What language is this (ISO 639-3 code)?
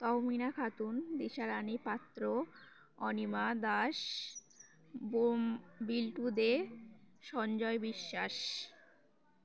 ben